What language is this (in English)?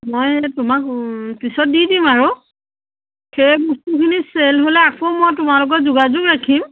Assamese